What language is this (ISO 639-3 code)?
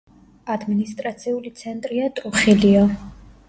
kat